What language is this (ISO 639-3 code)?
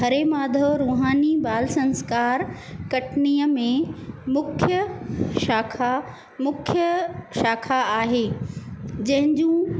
snd